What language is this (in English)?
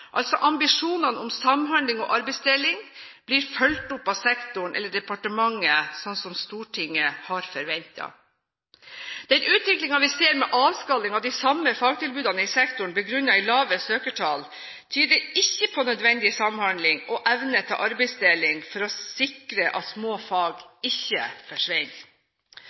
Norwegian Bokmål